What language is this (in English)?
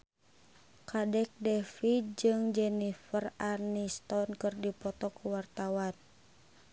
Sundanese